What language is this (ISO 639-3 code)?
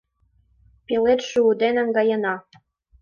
chm